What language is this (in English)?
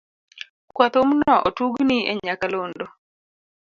Luo (Kenya and Tanzania)